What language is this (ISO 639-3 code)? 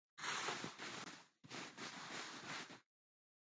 qxw